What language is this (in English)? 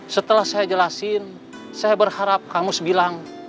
Indonesian